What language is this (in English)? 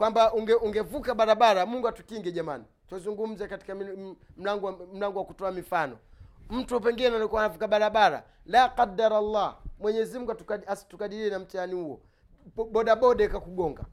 Swahili